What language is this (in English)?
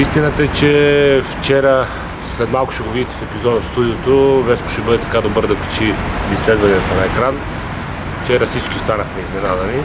Bulgarian